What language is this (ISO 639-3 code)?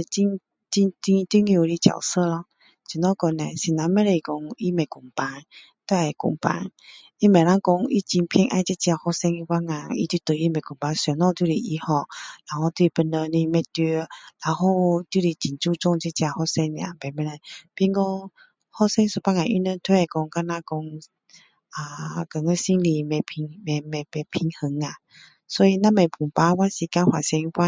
cdo